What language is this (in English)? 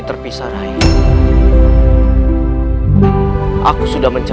Indonesian